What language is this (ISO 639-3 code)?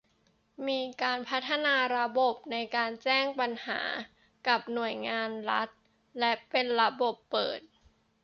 tha